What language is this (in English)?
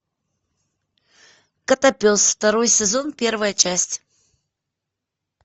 Russian